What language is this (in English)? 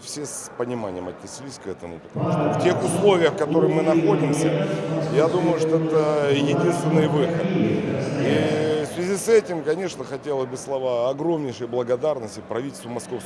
Russian